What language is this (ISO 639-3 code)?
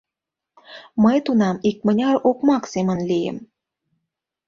chm